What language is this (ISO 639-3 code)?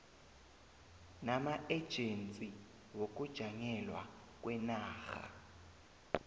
nbl